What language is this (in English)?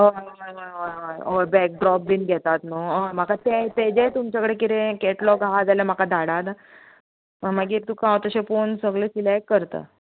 Konkani